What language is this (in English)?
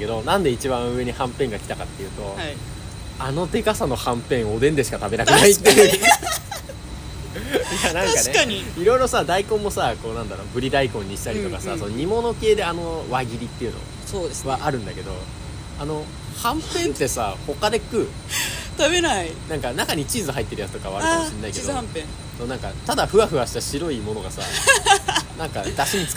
Japanese